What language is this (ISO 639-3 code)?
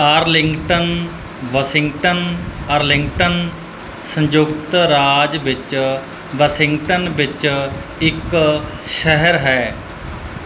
pan